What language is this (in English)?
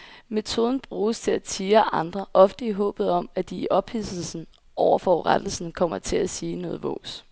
Danish